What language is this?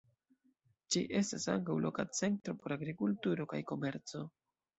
Esperanto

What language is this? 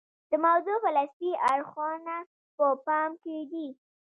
Pashto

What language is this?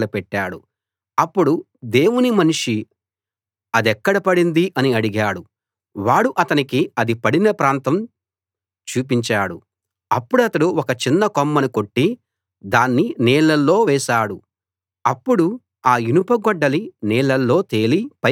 Telugu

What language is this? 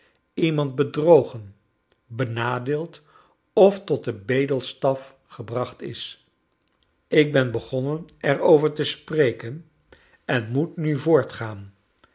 Dutch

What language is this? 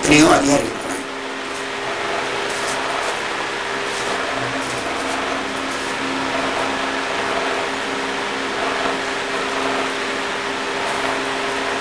Tamil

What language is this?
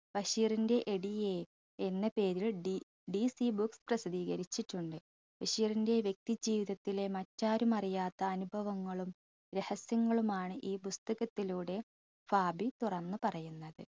Malayalam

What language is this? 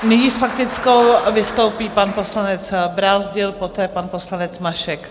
Czech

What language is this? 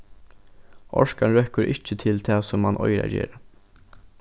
Faroese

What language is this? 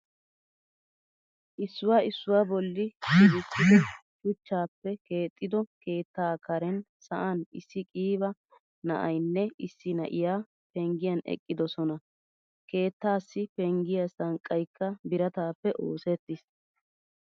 Wolaytta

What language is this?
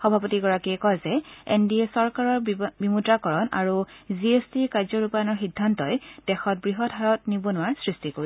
Assamese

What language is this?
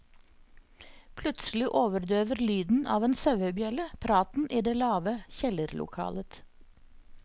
Norwegian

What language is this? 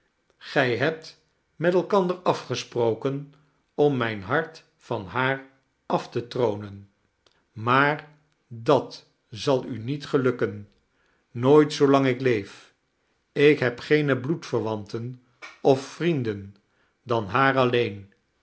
Dutch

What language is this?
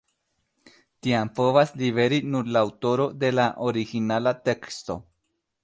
Esperanto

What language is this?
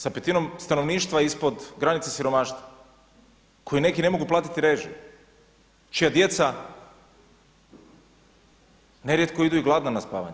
Croatian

